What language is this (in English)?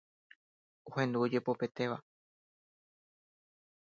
Guarani